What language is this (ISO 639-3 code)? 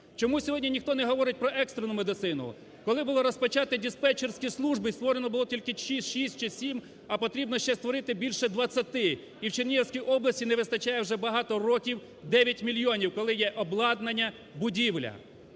ukr